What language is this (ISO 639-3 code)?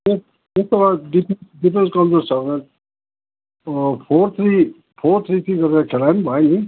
nep